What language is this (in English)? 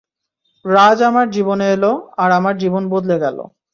Bangla